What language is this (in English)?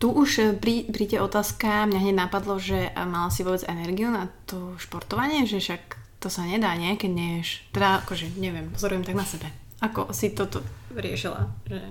Slovak